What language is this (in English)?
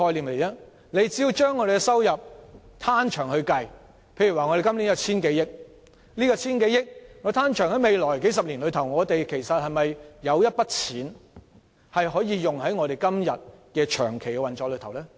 Cantonese